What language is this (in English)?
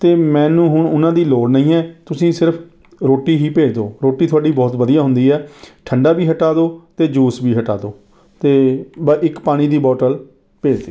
Punjabi